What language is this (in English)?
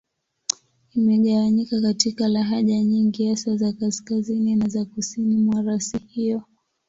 Swahili